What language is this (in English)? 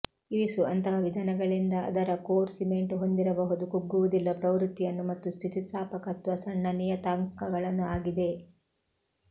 Kannada